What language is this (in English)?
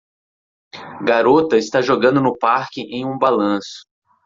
Portuguese